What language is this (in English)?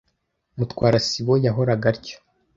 Kinyarwanda